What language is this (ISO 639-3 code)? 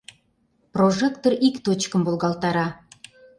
chm